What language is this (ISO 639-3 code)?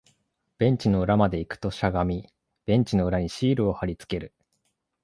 jpn